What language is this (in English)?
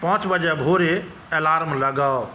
Maithili